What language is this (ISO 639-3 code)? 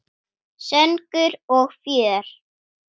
isl